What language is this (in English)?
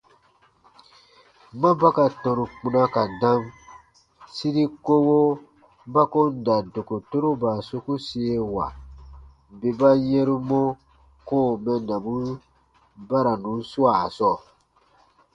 Baatonum